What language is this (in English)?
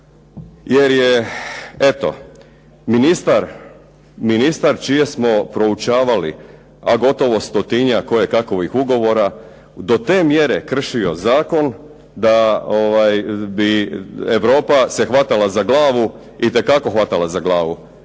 Croatian